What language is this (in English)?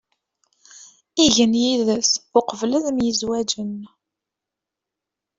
Kabyle